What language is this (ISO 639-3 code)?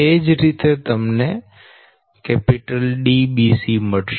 guj